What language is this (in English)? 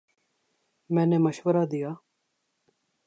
Urdu